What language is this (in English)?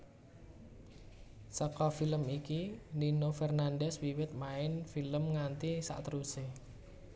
Javanese